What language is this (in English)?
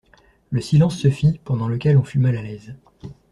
French